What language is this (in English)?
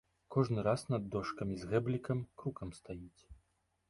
Belarusian